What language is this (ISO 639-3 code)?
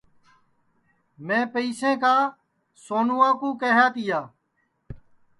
ssi